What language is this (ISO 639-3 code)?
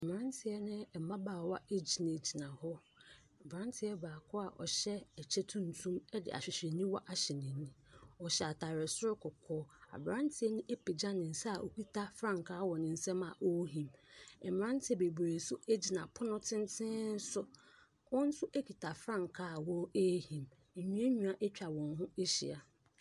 aka